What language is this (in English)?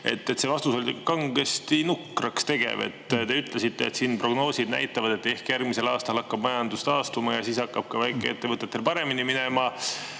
Estonian